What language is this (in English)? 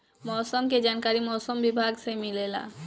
Bhojpuri